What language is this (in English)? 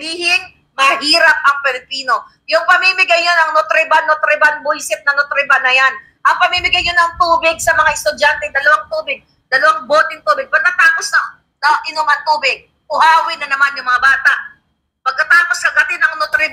Filipino